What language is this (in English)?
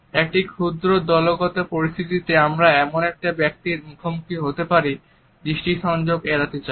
Bangla